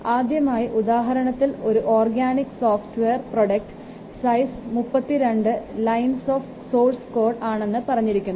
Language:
Malayalam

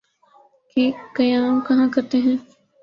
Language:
Urdu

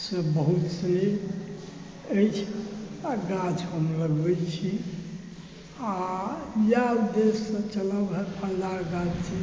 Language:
Maithili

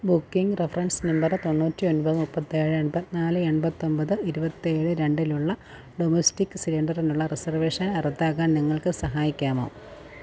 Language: Malayalam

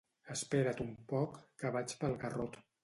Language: Catalan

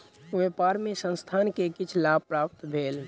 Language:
Maithili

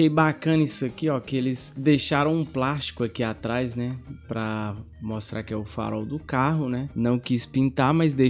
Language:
Portuguese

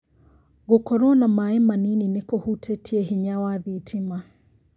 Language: Kikuyu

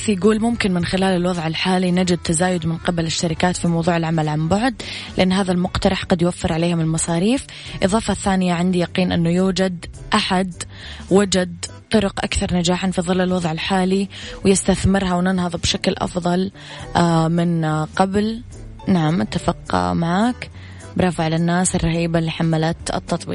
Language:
Arabic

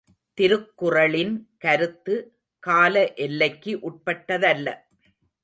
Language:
Tamil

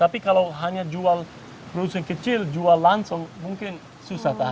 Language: Indonesian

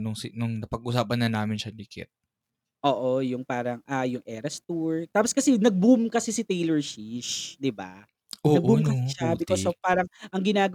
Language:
Filipino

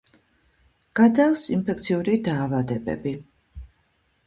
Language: Georgian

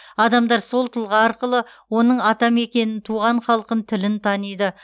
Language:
Kazakh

